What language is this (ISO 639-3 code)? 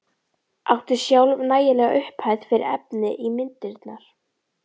isl